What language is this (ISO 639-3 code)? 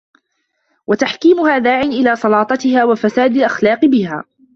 ara